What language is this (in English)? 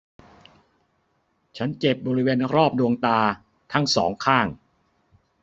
Thai